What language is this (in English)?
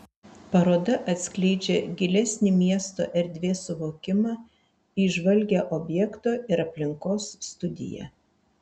Lithuanian